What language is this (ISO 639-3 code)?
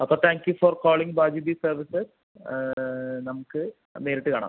mal